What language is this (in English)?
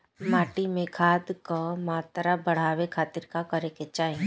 Bhojpuri